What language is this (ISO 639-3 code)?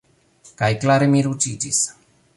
epo